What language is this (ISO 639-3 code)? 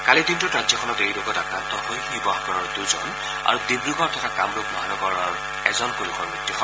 asm